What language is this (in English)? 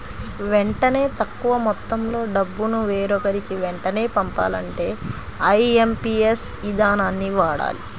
Telugu